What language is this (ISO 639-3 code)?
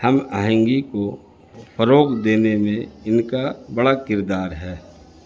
urd